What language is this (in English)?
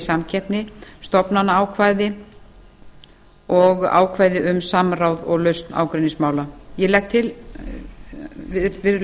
Icelandic